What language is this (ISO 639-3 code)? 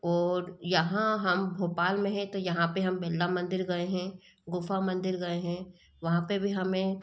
hin